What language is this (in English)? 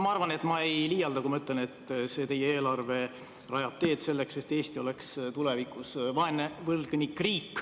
Estonian